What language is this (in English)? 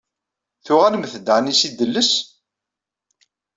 Kabyle